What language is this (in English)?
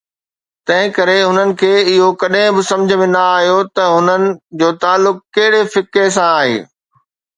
Sindhi